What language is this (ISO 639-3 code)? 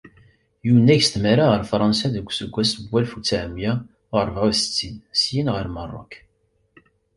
kab